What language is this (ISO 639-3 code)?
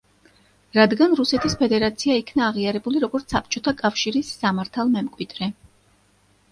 kat